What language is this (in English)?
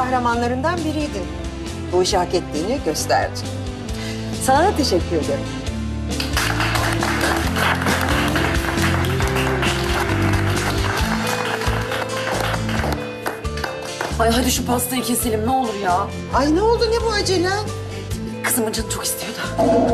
Turkish